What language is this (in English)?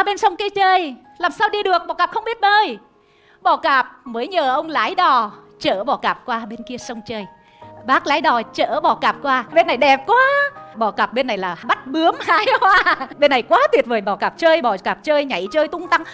Vietnamese